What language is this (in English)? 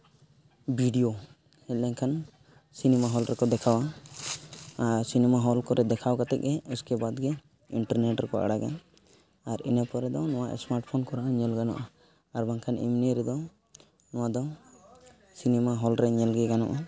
Santali